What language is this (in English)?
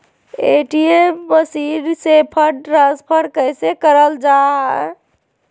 Magahi